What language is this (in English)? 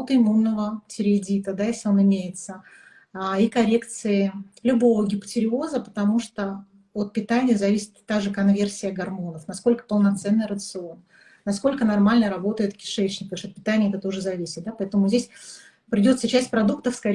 Russian